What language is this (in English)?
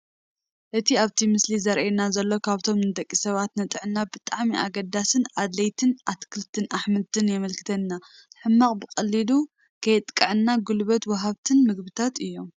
Tigrinya